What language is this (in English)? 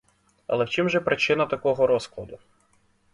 Ukrainian